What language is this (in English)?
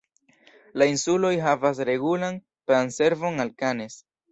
Esperanto